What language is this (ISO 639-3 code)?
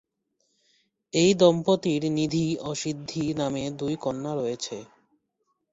ben